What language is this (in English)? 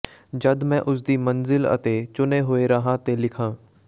Punjabi